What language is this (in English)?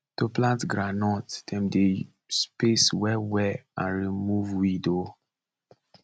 Nigerian Pidgin